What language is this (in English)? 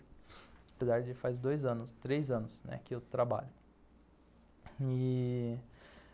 Portuguese